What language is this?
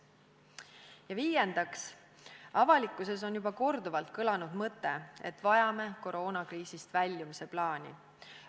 Estonian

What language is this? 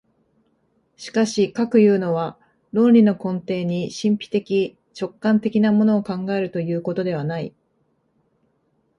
Japanese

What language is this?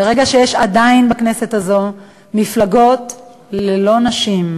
Hebrew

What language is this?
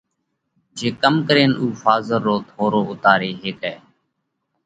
Parkari Koli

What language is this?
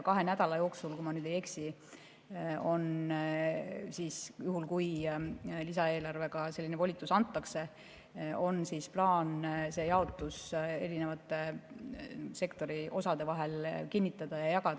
Estonian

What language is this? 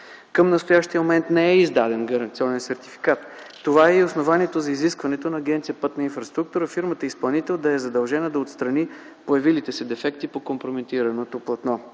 Bulgarian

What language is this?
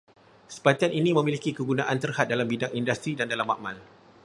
Malay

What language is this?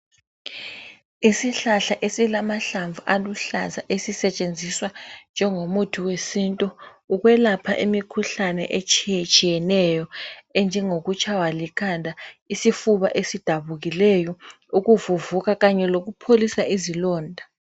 North Ndebele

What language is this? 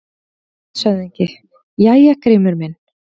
Icelandic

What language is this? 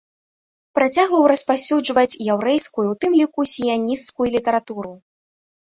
Belarusian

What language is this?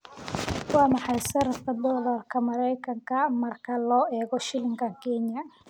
Somali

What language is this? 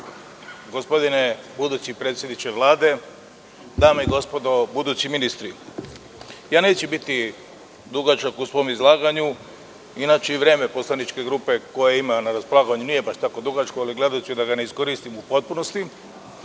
Serbian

